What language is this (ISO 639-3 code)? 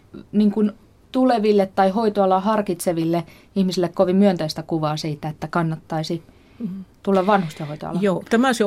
fin